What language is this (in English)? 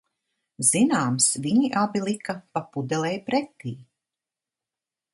Latvian